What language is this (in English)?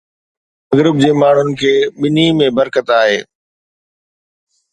Sindhi